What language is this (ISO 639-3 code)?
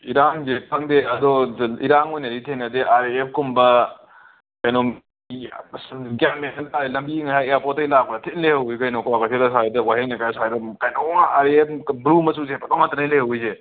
mni